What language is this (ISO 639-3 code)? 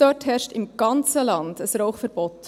gsw